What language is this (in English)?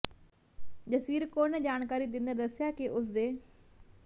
Punjabi